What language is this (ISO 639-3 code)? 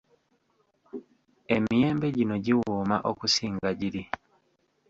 lug